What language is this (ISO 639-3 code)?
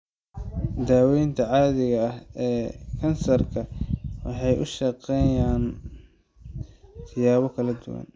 som